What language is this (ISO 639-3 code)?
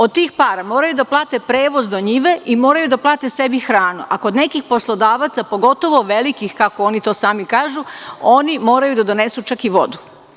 srp